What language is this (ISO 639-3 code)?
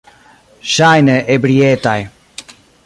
epo